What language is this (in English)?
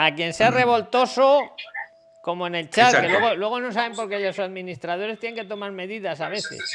Spanish